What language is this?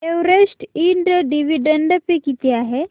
Marathi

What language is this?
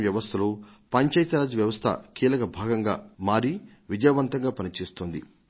Telugu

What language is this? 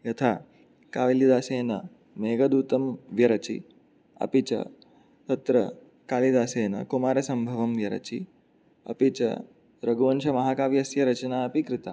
Sanskrit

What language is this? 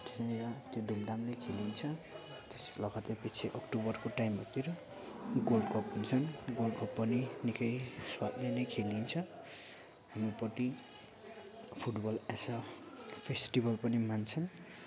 Nepali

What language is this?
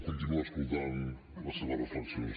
Catalan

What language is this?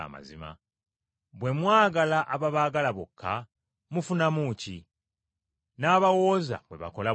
Ganda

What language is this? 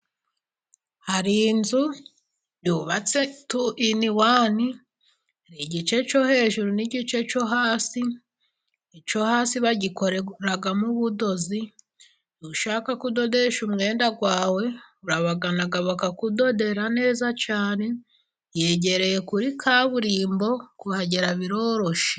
Kinyarwanda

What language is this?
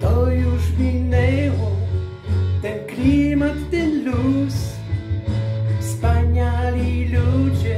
Polish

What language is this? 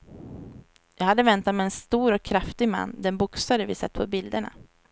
Swedish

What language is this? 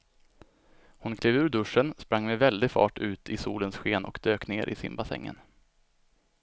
Swedish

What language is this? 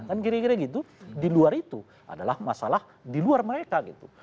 Indonesian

